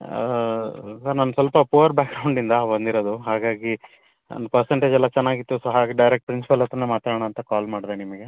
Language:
Kannada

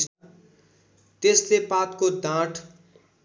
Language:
Nepali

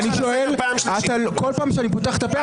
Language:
Hebrew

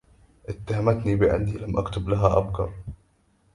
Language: Arabic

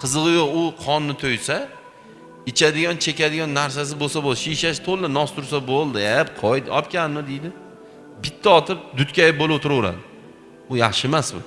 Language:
Turkish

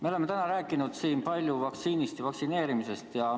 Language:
Estonian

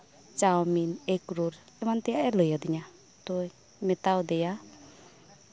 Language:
Santali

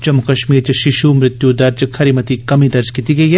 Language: Dogri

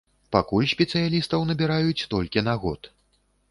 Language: Belarusian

